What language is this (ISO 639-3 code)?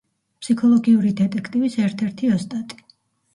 kat